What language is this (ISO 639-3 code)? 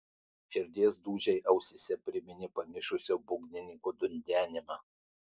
lit